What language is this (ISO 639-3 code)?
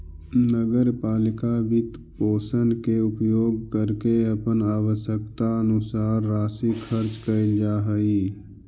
mag